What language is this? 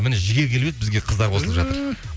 Kazakh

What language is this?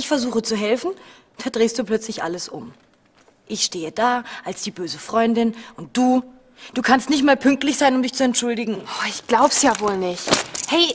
German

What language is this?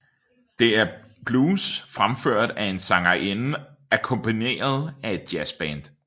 Danish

